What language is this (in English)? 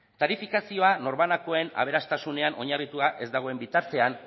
Basque